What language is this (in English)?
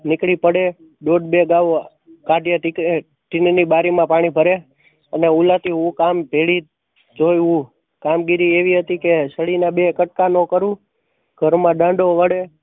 Gujarati